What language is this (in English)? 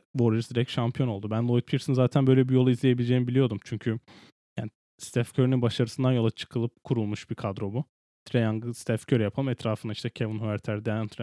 Turkish